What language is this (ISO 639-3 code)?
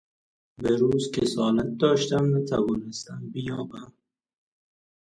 fas